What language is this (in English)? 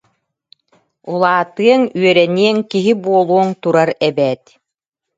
Yakut